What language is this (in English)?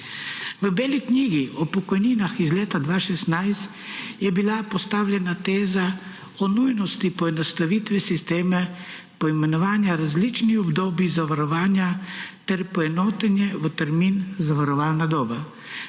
Slovenian